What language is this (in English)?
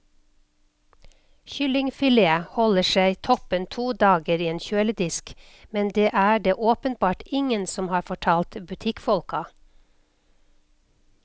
Norwegian